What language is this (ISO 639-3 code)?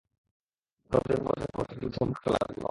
ben